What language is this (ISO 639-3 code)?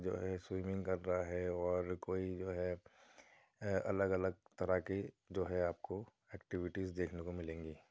urd